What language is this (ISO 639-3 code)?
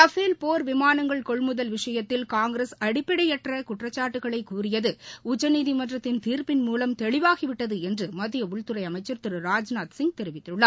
tam